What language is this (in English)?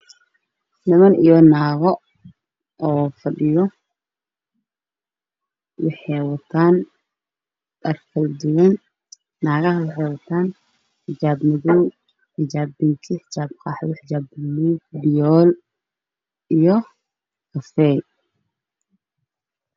Somali